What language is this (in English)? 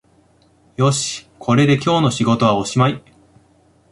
Japanese